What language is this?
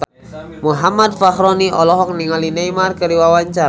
Sundanese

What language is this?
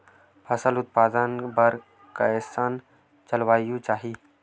Chhattisgarhi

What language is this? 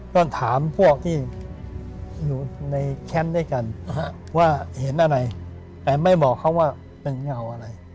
Thai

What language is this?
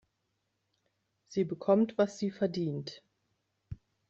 German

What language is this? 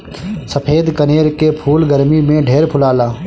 Bhojpuri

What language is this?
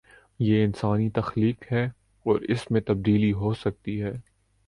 Urdu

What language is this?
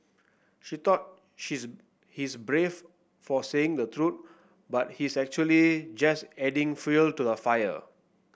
English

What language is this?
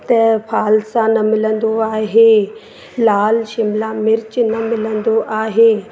Sindhi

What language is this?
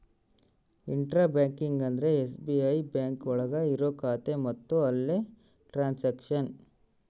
Kannada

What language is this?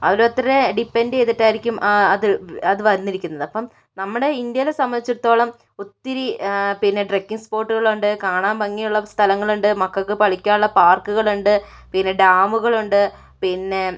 Malayalam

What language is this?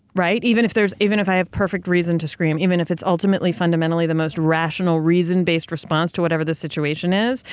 English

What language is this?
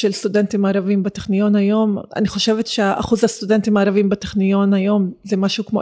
Hebrew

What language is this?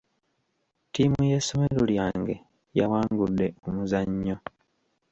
Ganda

